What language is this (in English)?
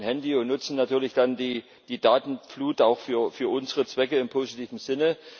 German